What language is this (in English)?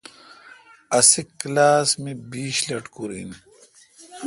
Kalkoti